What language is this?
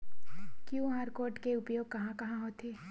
Chhattisgarhi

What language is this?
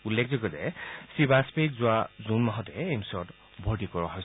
Assamese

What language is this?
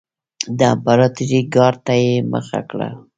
Pashto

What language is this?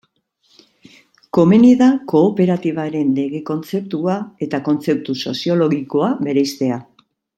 Basque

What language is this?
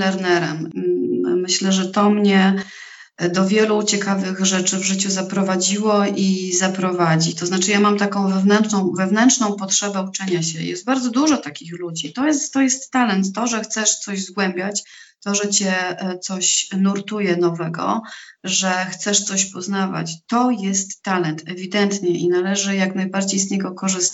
Polish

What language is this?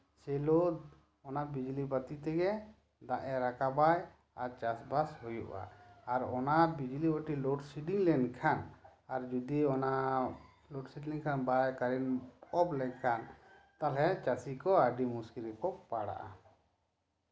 Santali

